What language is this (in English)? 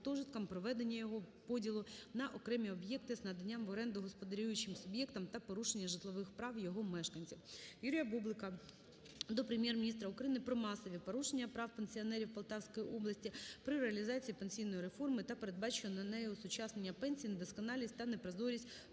Ukrainian